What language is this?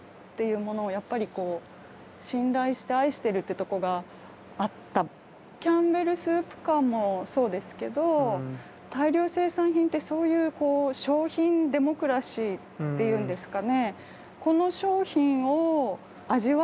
Japanese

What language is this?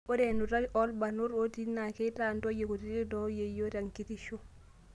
Masai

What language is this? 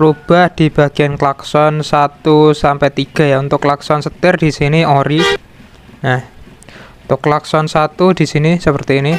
Indonesian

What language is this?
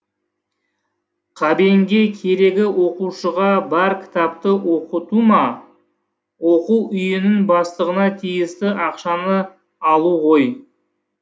Kazakh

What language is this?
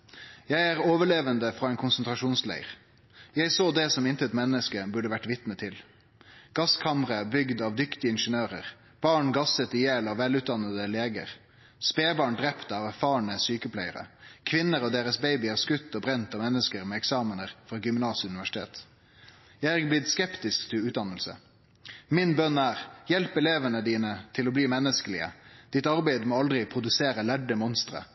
Norwegian Nynorsk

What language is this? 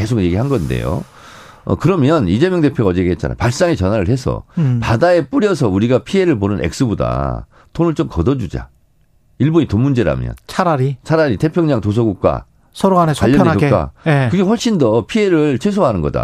Korean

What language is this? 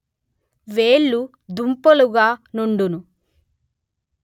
Telugu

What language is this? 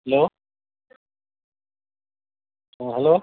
Odia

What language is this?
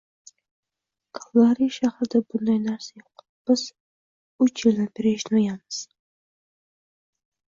Uzbek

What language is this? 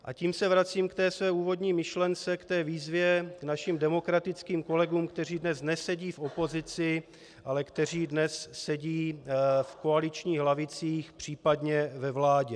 Czech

